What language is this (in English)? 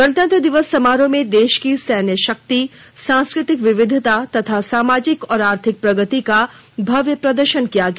Hindi